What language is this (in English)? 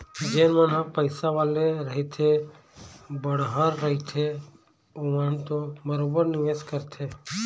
Chhattisgarhi